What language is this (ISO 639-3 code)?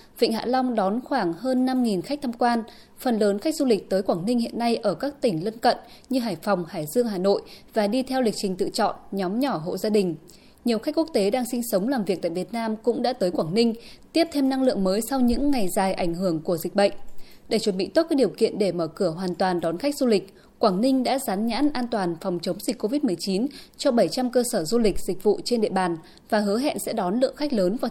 vie